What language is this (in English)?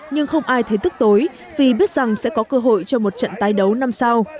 Vietnamese